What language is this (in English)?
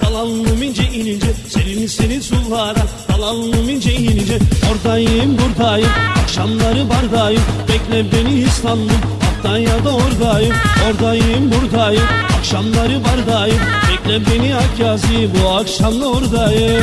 Turkish